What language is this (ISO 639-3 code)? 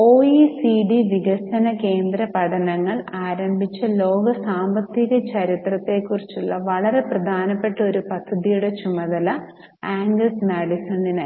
mal